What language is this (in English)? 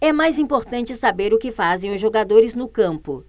Portuguese